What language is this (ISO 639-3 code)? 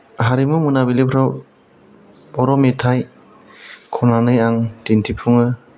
brx